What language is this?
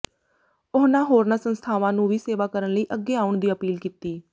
Punjabi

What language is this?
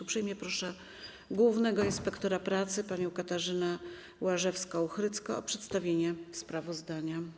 Polish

